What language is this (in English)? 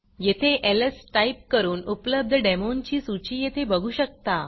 Marathi